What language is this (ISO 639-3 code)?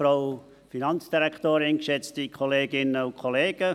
gsw